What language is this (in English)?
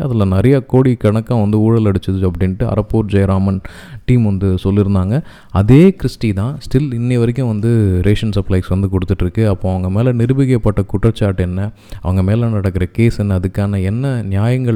Tamil